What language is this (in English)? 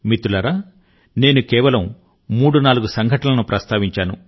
Telugu